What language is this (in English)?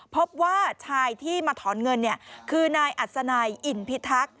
Thai